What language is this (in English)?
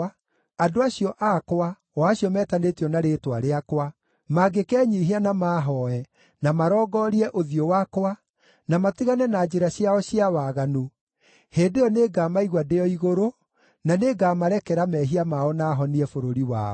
Kikuyu